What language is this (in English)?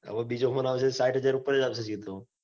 Gujarati